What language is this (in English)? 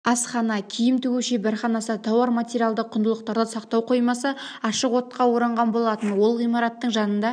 Kazakh